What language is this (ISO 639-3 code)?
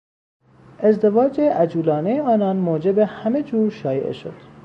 fas